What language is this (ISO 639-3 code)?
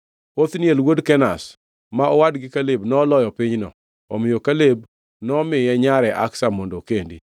luo